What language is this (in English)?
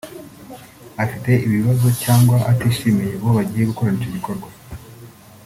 Kinyarwanda